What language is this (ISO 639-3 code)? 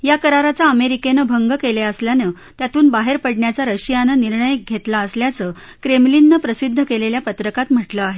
mar